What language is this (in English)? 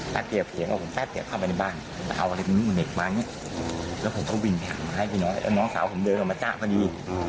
Thai